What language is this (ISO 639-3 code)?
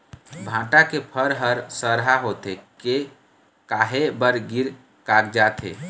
hne